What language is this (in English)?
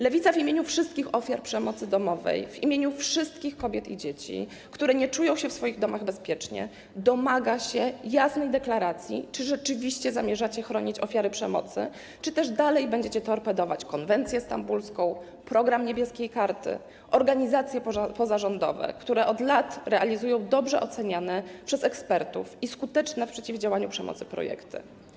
Polish